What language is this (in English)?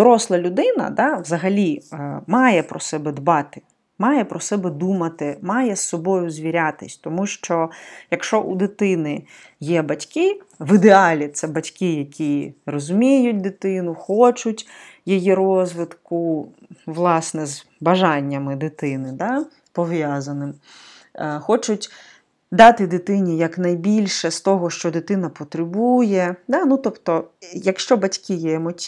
Ukrainian